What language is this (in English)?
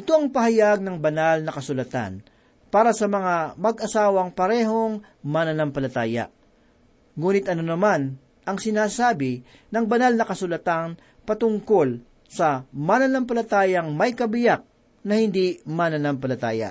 Filipino